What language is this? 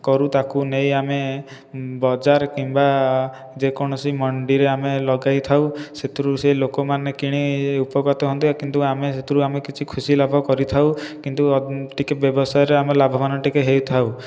Odia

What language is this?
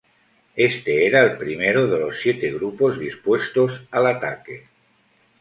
Spanish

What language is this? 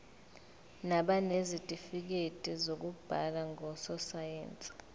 Zulu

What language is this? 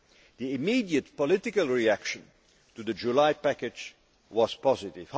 English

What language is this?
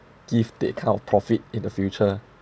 English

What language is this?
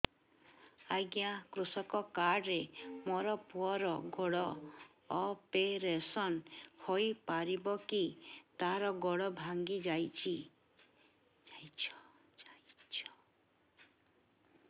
Odia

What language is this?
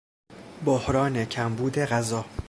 Persian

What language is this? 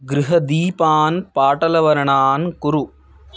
Sanskrit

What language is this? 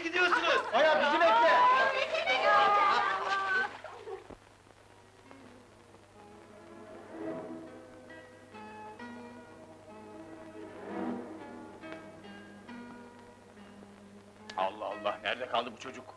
Turkish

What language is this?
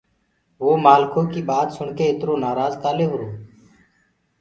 Gurgula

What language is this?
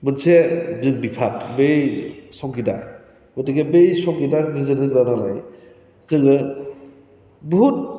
Bodo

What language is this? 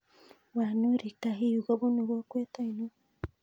Kalenjin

